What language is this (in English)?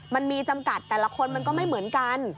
Thai